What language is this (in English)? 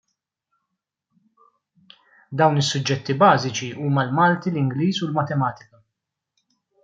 Maltese